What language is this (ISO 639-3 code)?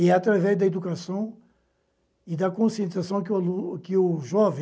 por